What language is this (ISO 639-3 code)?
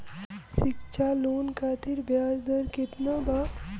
bho